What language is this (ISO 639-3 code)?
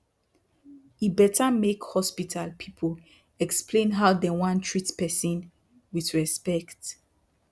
pcm